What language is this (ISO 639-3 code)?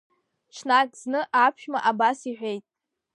abk